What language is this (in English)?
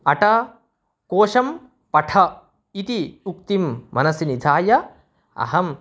Sanskrit